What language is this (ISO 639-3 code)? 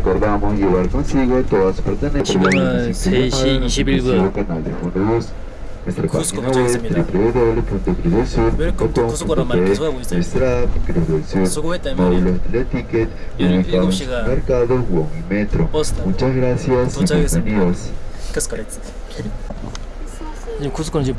kor